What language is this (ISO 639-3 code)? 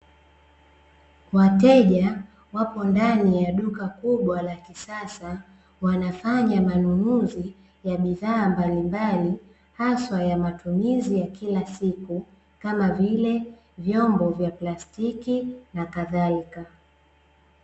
swa